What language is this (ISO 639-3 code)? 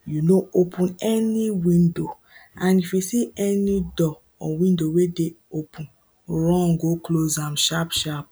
pcm